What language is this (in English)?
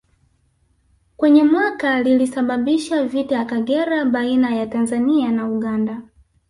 Swahili